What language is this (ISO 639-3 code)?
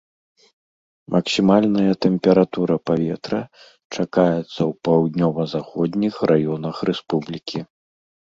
bel